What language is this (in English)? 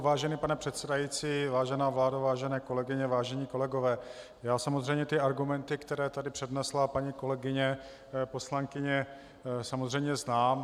Czech